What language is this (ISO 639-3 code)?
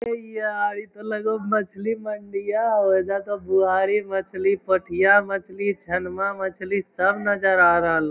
mag